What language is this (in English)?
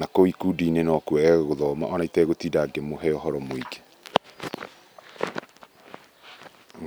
Kikuyu